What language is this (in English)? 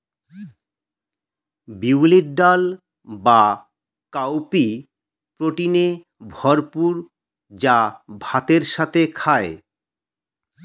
Bangla